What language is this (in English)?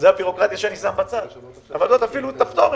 Hebrew